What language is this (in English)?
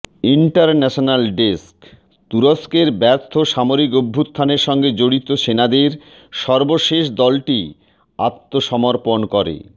Bangla